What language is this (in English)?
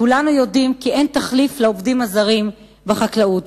Hebrew